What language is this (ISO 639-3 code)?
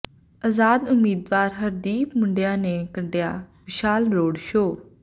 pan